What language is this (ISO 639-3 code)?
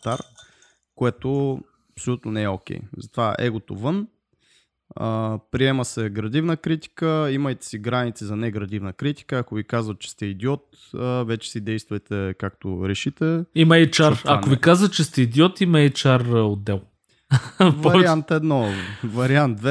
bul